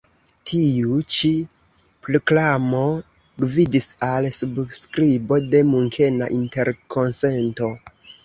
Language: Esperanto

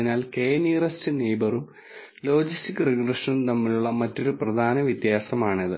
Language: Malayalam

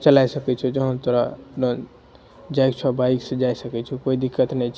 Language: Maithili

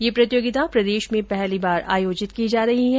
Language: Hindi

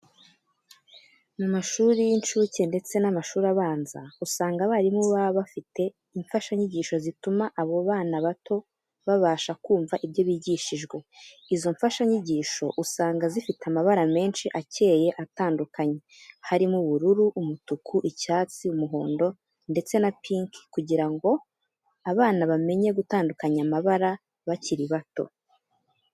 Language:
Kinyarwanda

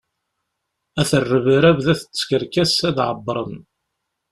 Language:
Kabyle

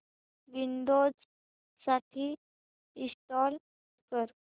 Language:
Marathi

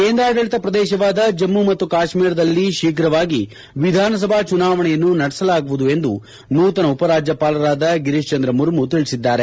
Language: Kannada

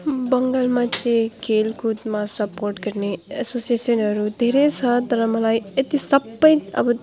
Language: Nepali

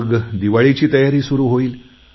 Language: Marathi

